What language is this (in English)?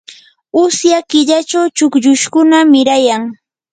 Yanahuanca Pasco Quechua